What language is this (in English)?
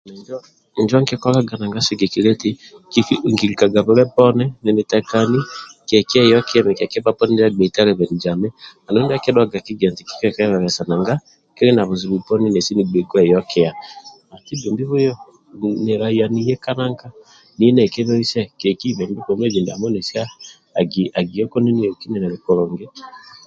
Amba (Uganda)